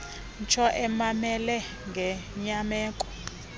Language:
Xhosa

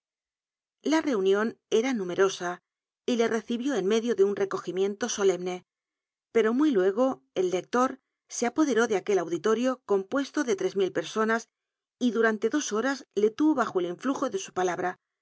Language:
Spanish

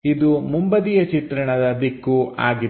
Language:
Kannada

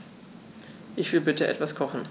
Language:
German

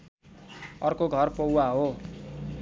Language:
Nepali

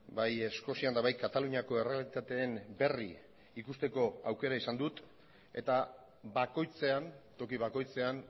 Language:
Basque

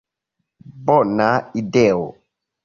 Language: Esperanto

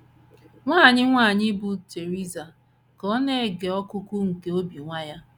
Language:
Igbo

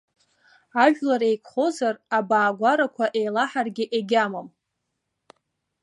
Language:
Abkhazian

